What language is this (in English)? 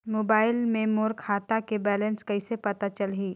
Chhattisgarhi